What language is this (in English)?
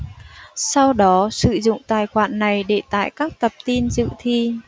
Vietnamese